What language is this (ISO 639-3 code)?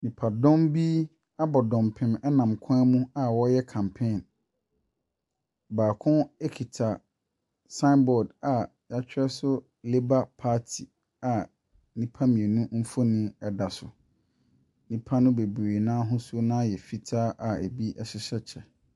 aka